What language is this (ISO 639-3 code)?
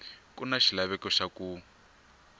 tso